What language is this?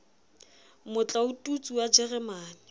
Southern Sotho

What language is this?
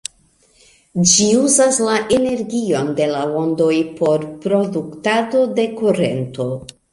Esperanto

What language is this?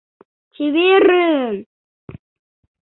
Mari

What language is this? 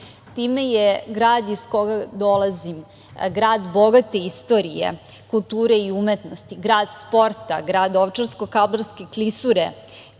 Serbian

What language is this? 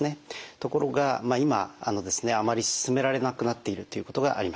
Japanese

